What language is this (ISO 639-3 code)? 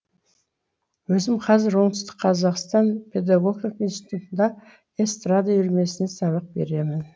kaz